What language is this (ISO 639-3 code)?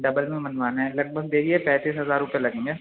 urd